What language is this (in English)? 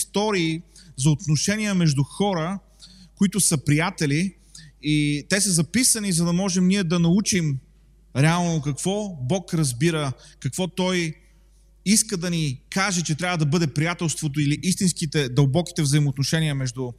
Bulgarian